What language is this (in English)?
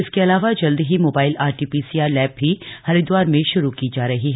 Hindi